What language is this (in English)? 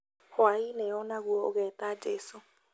Kikuyu